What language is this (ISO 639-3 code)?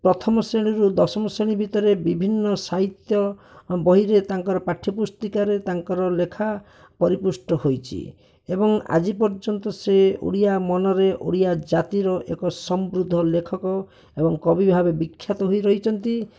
ori